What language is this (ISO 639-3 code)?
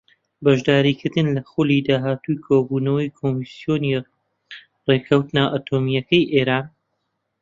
ckb